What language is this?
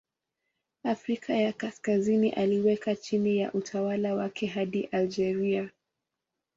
Swahili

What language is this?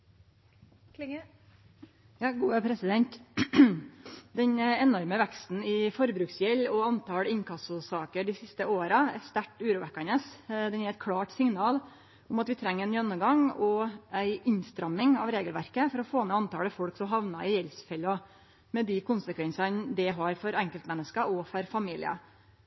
Norwegian Nynorsk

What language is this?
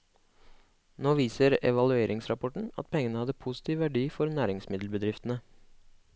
Norwegian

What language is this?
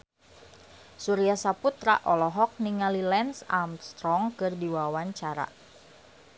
Sundanese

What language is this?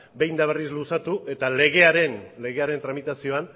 Basque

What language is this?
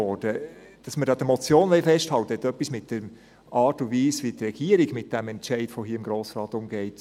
Swiss German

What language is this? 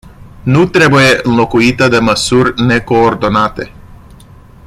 Romanian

